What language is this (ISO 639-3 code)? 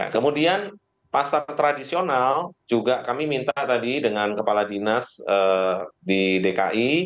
ind